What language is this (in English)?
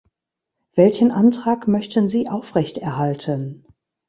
German